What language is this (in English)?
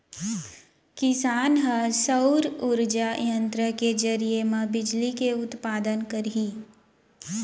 Chhattisgarhi